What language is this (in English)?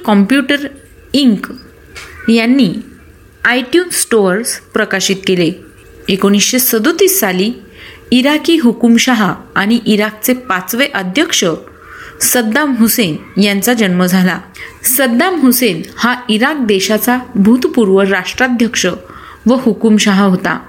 Marathi